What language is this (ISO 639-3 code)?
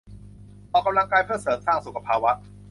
tha